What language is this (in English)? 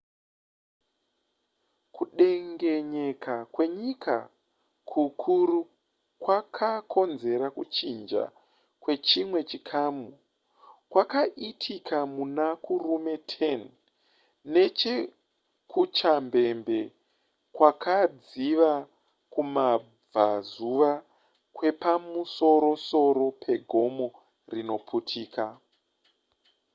Shona